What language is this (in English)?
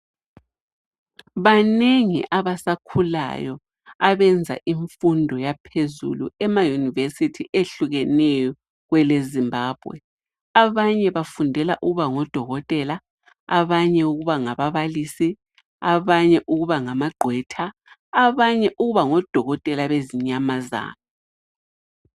North Ndebele